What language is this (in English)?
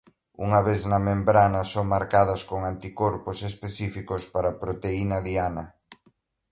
Galician